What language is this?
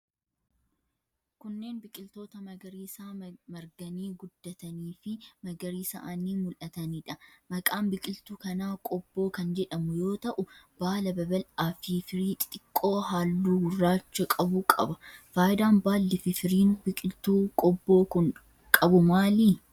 Oromo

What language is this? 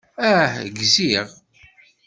Kabyle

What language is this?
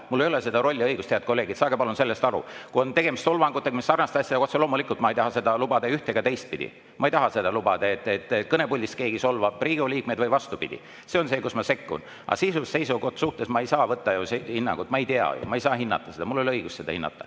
Estonian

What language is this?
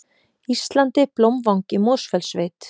Icelandic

